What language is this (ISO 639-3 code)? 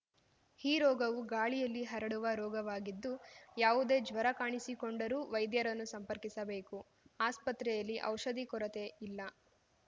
kan